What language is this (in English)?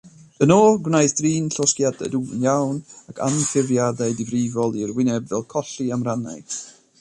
Welsh